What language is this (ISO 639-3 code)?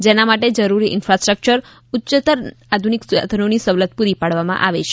guj